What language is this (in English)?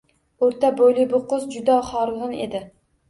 Uzbek